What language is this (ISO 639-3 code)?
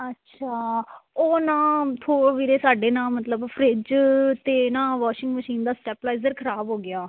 pan